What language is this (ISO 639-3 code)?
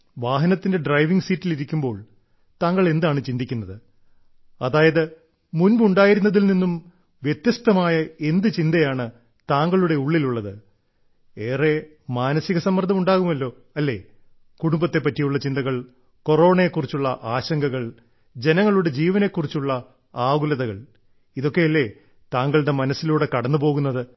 mal